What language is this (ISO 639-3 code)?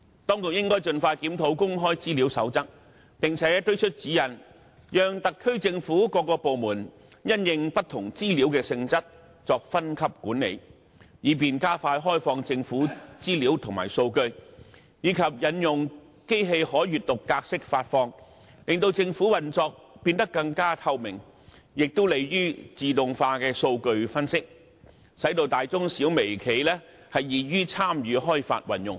yue